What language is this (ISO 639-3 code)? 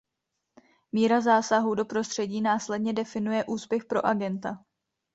ces